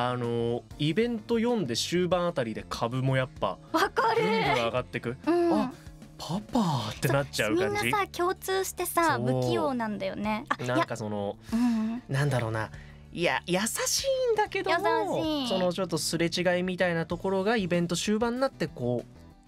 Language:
Japanese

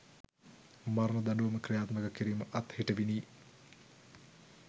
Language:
Sinhala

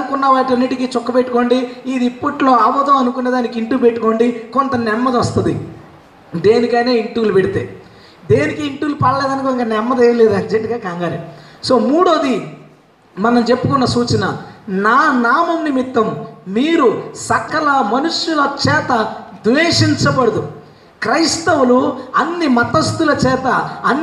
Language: Telugu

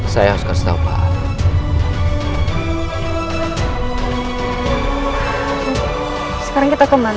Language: Indonesian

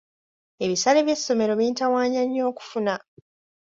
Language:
Ganda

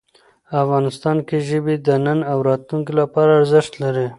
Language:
Pashto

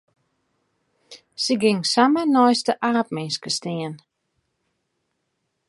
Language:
Western Frisian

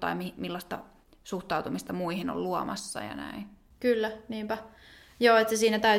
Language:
Finnish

